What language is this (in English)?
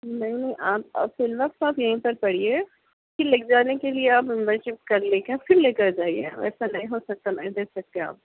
Urdu